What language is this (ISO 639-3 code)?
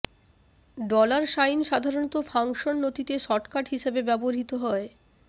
ben